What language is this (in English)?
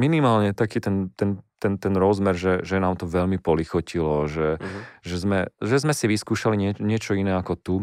Slovak